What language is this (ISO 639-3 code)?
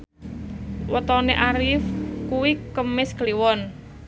jav